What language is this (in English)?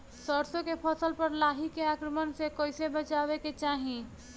Bhojpuri